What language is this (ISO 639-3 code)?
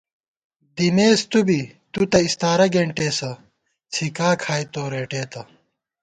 gwt